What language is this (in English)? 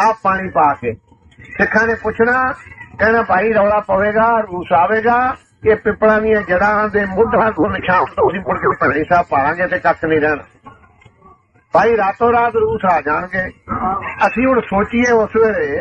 Punjabi